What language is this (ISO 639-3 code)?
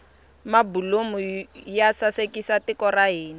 tso